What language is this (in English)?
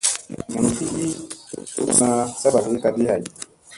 Musey